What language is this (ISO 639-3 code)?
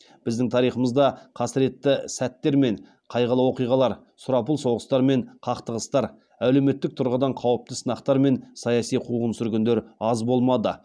kaz